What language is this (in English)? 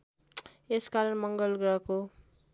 Nepali